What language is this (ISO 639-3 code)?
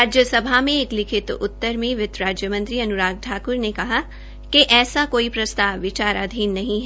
hin